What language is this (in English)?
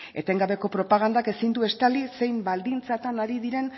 Basque